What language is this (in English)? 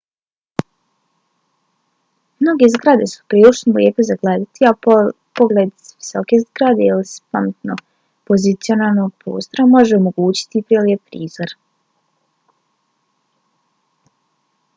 Bosnian